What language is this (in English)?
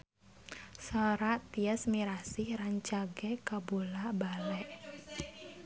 Sundanese